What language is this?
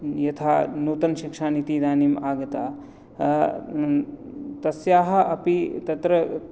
Sanskrit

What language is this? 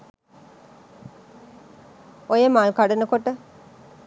Sinhala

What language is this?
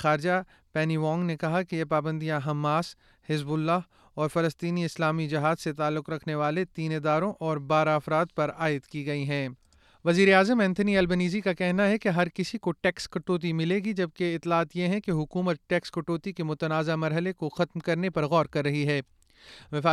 Urdu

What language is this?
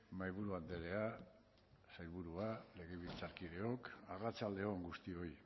Basque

